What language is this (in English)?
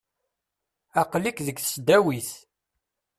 Kabyle